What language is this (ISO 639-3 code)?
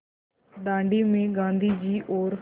hin